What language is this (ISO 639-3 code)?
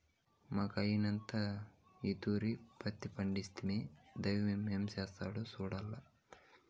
tel